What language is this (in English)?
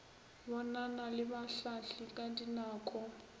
Northern Sotho